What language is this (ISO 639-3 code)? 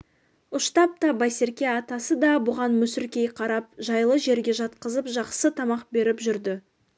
kaz